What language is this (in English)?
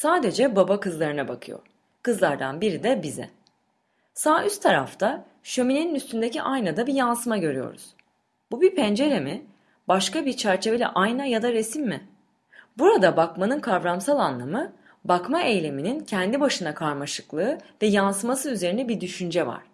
Turkish